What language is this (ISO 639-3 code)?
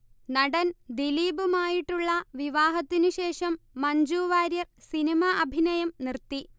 mal